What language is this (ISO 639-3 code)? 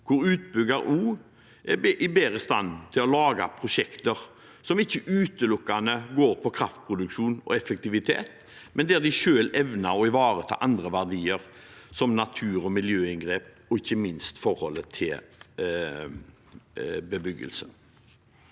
nor